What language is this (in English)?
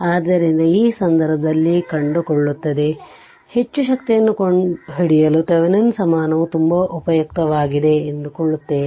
Kannada